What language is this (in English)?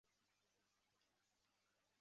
Chinese